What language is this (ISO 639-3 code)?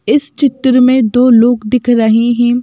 hin